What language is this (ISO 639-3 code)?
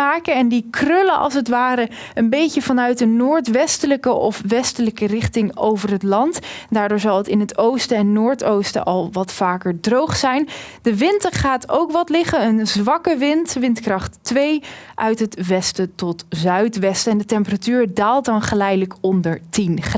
nld